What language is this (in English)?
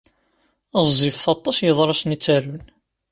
Kabyle